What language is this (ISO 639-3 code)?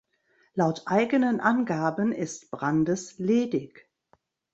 deu